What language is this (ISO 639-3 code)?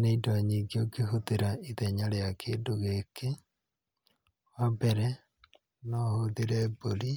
kik